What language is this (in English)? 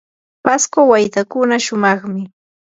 Yanahuanca Pasco Quechua